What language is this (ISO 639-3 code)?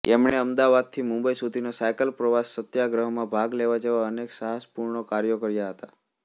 guj